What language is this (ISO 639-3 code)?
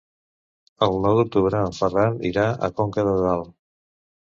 cat